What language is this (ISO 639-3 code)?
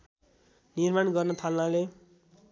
nep